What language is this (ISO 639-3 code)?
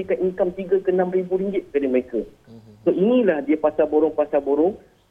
msa